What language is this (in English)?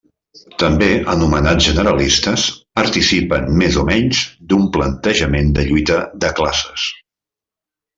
Catalan